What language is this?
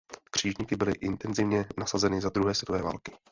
Czech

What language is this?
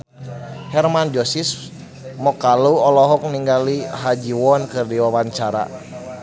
Sundanese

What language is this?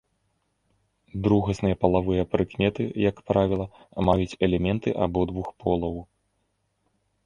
Belarusian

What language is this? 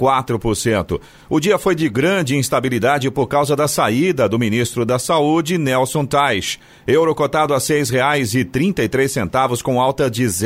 Portuguese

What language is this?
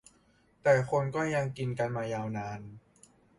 Thai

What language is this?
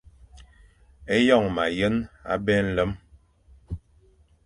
Fang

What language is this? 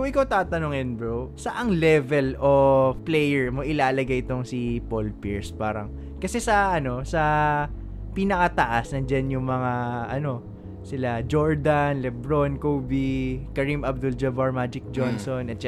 Filipino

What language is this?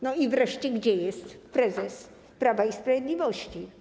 Polish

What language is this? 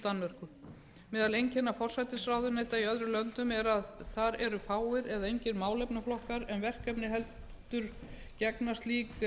Icelandic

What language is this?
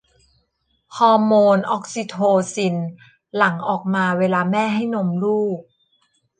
Thai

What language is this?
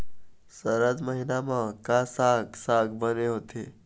Chhattisgarhi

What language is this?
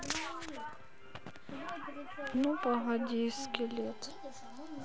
Russian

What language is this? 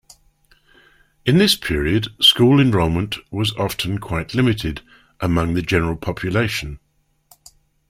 English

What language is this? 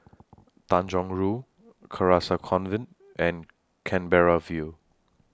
English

